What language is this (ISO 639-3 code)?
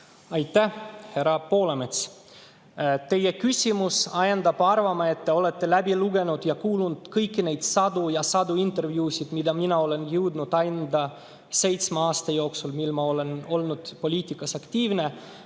est